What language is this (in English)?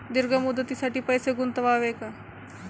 Marathi